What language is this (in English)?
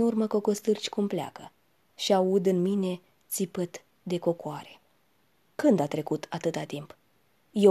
Romanian